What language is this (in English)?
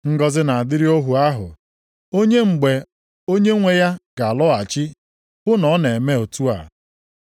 Igbo